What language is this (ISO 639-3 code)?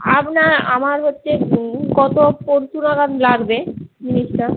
ben